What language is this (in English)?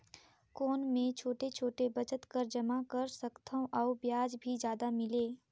Chhattisgarhi